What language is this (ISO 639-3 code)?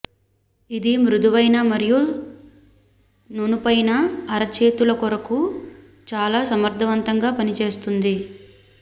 tel